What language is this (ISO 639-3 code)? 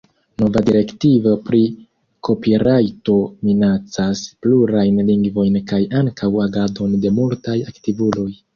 epo